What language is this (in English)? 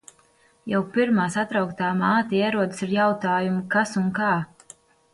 Latvian